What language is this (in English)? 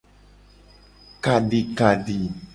Gen